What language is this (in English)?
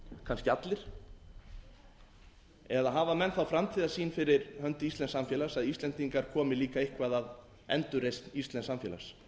Icelandic